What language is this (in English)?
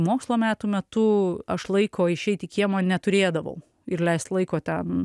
Lithuanian